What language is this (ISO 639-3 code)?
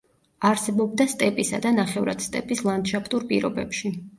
kat